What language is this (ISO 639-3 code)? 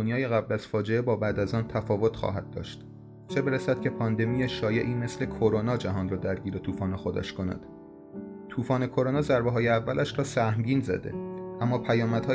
fas